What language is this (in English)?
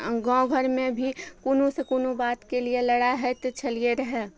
Maithili